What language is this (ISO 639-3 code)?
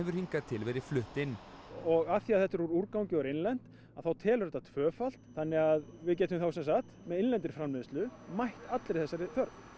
isl